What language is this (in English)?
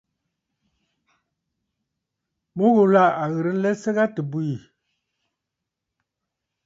Bafut